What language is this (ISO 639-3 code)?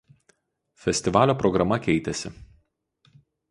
lit